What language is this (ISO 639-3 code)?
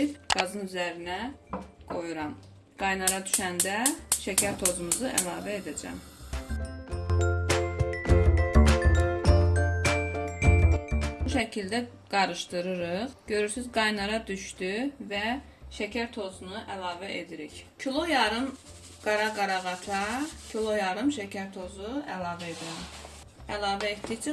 tur